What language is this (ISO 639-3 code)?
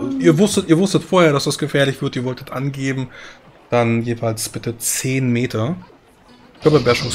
deu